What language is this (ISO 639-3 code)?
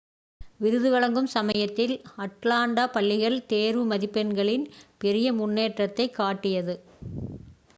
tam